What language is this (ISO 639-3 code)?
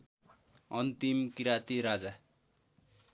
nep